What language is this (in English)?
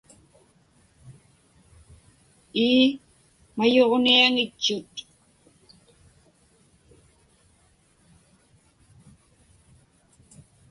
Inupiaq